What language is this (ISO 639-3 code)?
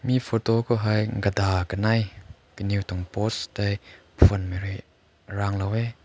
nbu